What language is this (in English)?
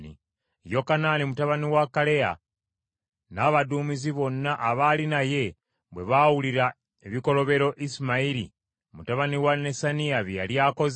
Ganda